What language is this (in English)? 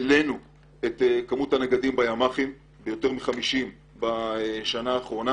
Hebrew